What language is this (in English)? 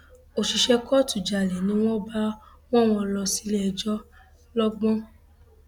Yoruba